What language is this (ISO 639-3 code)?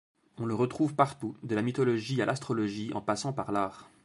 fra